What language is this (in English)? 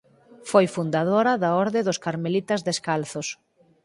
Galician